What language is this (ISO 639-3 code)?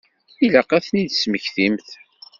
kab